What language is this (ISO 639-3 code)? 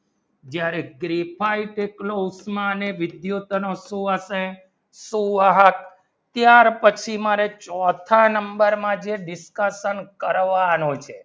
guj